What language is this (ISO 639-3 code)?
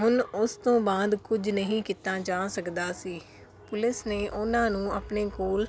pan